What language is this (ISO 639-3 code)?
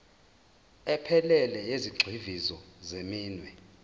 zul